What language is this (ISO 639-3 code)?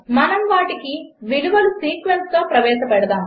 tel